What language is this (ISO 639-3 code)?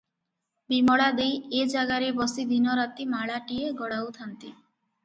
ori